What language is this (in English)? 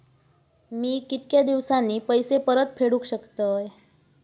Marathi